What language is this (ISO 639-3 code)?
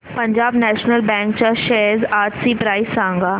mar